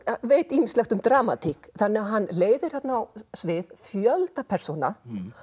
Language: Icelandic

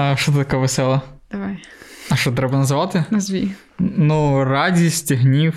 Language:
Ukrainian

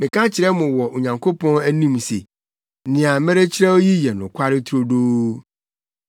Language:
Akan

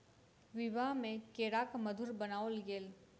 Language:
Maithili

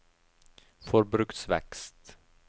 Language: Norwegian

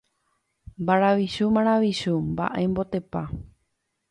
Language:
Guarani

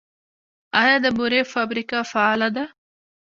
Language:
Pashto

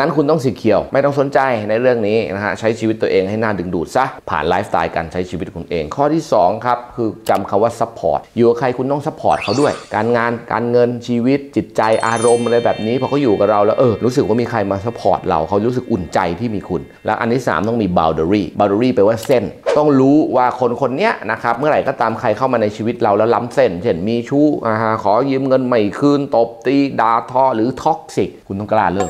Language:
Thai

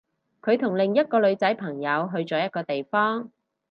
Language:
Cantonese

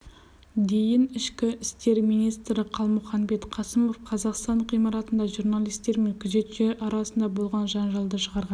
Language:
Kazakh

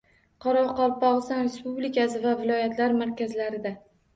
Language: Uzbek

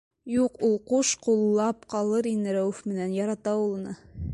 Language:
Bashkir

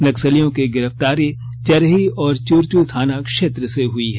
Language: Hindi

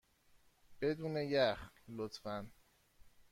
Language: Persian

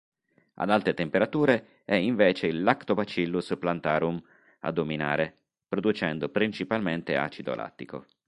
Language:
Italian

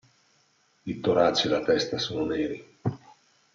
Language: Italian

